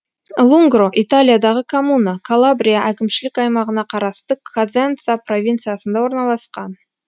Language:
Kazakh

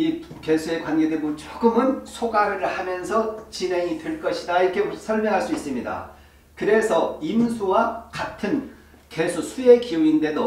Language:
Korean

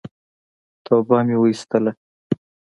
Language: Pashto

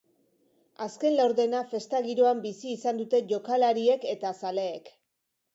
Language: Basque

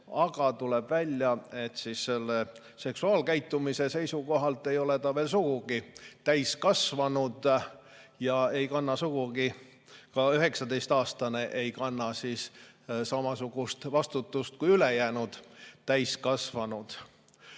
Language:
Estonian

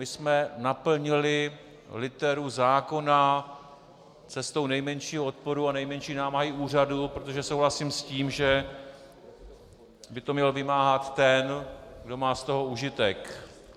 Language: Czech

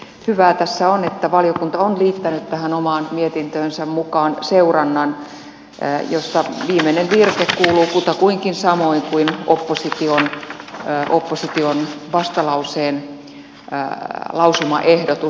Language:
Finnish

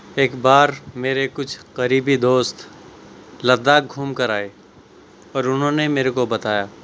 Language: Urdu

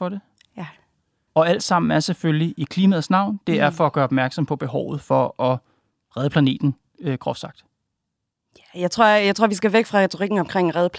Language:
Danish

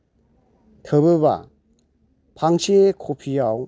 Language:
Bodo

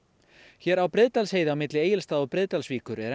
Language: Icelandic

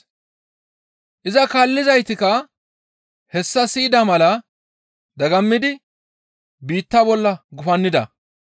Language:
Gamo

